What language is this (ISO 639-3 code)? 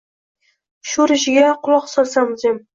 uzb